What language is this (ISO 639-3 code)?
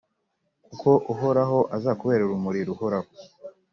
kin